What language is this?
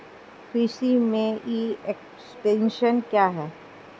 Hindi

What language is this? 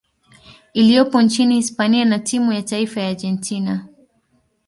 Swahili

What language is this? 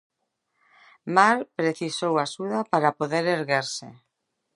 Galician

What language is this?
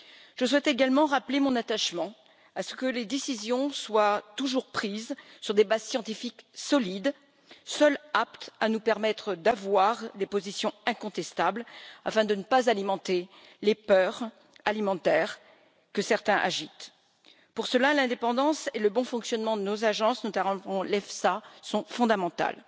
French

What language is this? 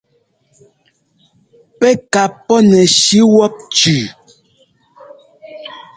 Ngomba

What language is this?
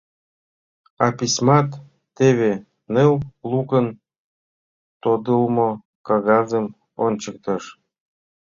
Mari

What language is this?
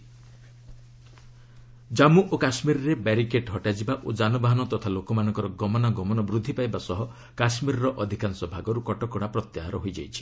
Odia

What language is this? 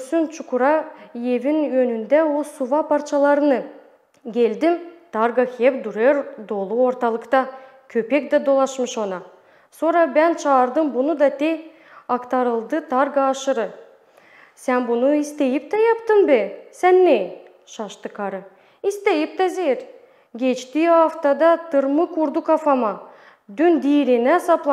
Turkish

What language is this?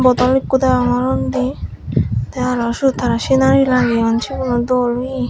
Chakma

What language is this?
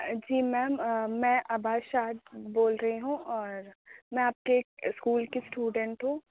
Urdu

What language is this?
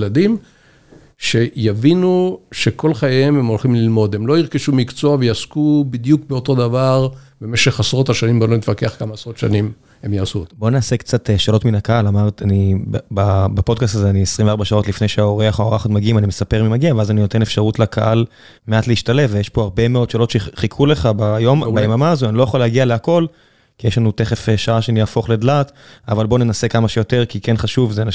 Hebrew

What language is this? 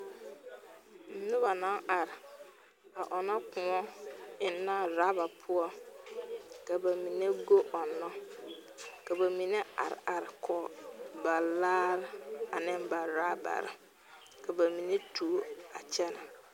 Southern Dagaare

